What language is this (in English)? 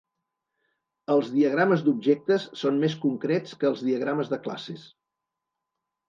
Catalan